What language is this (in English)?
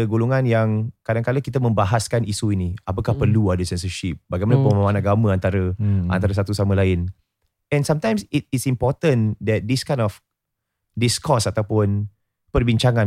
Malay